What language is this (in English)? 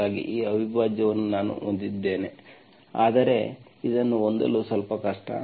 Kannada